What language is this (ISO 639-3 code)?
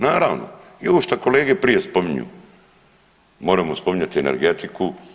hrv